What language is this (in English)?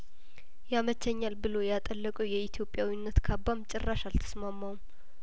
Amharic